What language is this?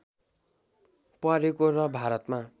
Nepali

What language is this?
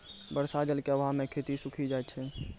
Maithili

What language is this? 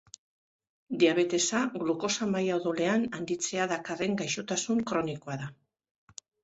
Basque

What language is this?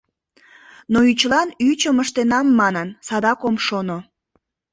Mari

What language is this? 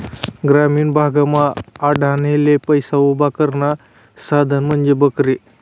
Marathi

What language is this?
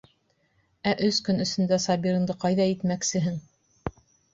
Bashkir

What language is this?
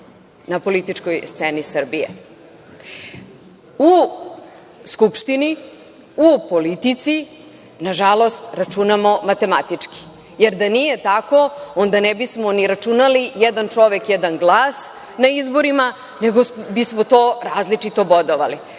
Serbian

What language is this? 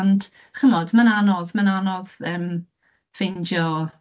Welsh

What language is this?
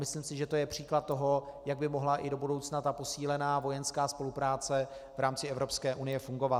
Czech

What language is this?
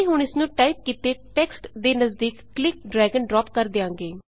Punjabi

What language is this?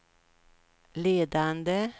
Swedish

